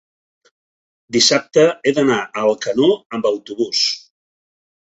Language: Catalan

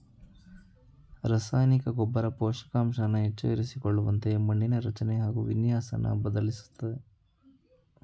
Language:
Kannada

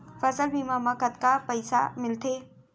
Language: Chhattisgarhi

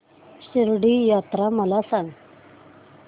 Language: Marathi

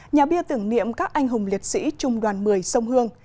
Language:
Vietnamese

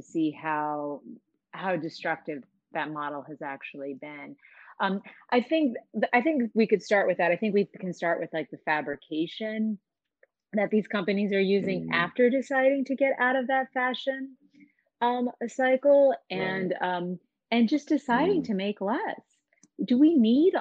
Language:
English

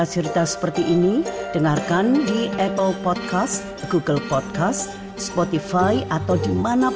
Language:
Indonesian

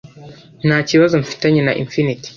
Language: Kinyarwanda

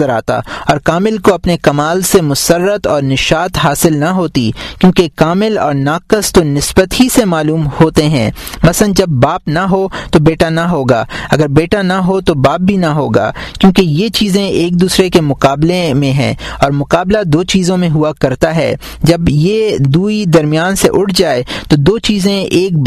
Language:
Urdu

